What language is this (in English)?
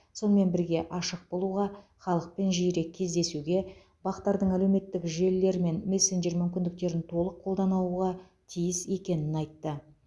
Kazakh